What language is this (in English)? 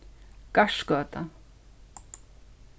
Faroese